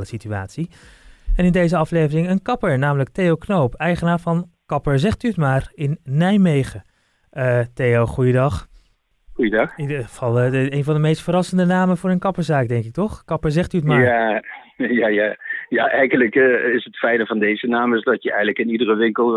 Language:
Dutch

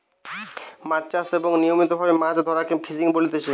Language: Bangla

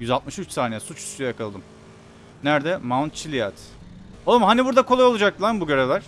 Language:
Turkish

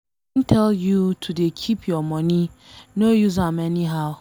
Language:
Nigerian Pidgin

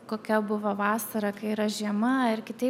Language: Lithuanian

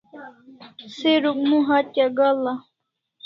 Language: Kalasha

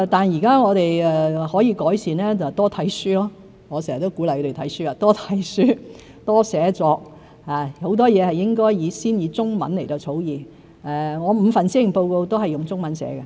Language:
Cantonese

